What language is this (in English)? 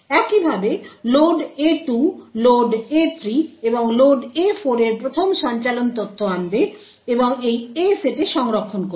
Bangla